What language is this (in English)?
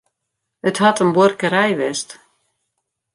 Western Frisian